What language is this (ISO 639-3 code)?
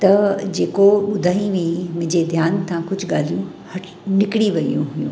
snd